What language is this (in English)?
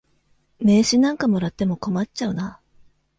Japanese